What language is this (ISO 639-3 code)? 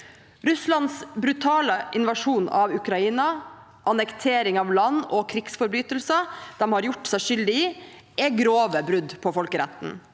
nor